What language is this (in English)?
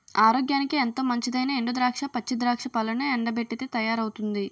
Telugu